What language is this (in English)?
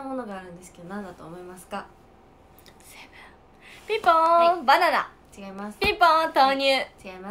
Japanese